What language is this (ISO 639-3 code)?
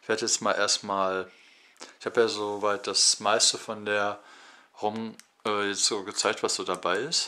deu